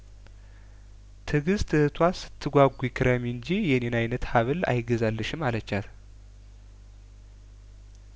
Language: Amharic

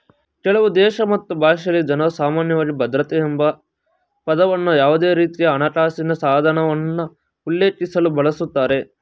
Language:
Kannada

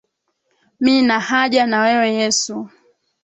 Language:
Swahili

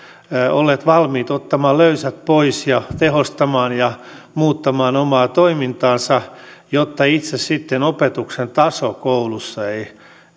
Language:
Finnish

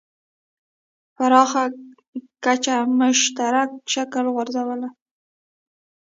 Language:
Pashto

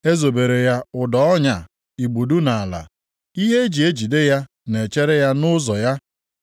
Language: Igbo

